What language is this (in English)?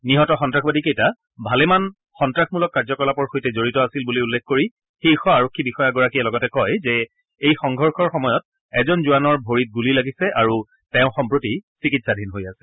Assamese